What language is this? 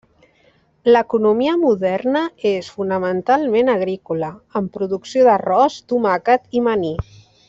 Catalan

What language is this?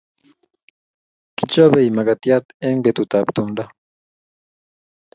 Kalenjin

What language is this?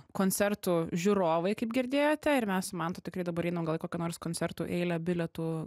Lithuanian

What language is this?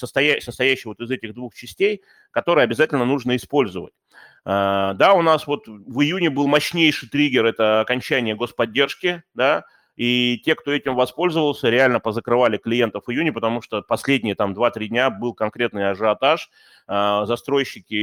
Russian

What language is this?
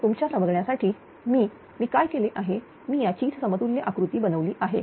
Marathi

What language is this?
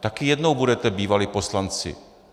Czech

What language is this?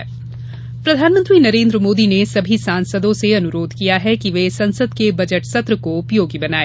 Hindi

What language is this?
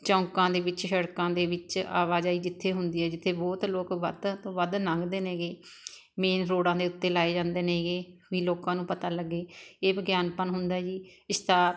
Punjabi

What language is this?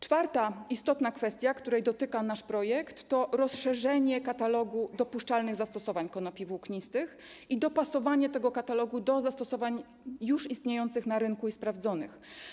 Polish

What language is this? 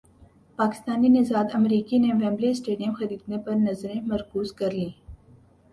Urdu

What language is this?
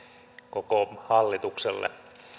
Finnish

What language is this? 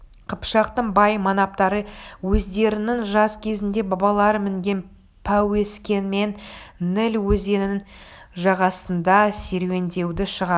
Kazakh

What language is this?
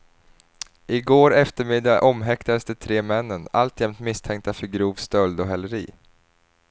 Swedish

